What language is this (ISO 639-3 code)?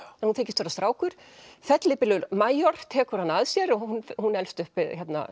isl